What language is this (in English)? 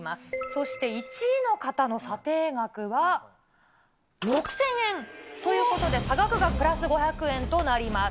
Japanese